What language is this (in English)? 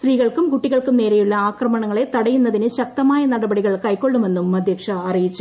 Malayalam